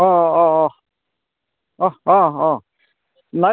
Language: Assamese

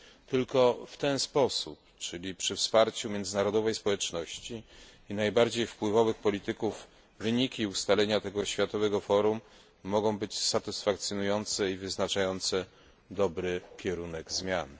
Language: Polish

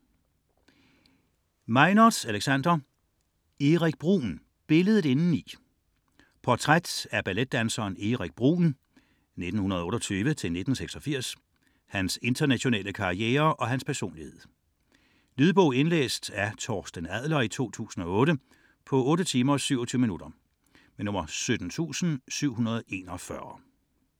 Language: Danish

